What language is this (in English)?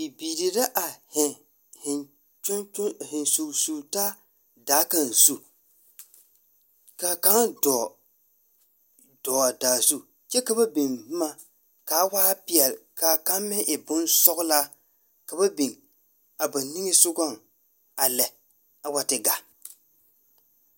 Southern Dagaare